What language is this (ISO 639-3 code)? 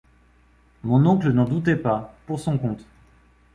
fra